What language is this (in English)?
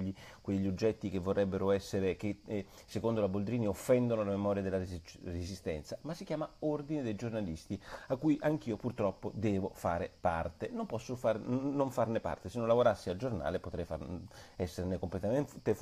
Italian